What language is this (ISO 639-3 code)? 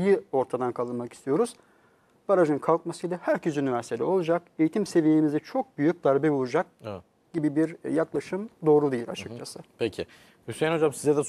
tur